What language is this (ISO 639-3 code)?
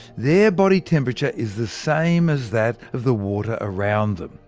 eng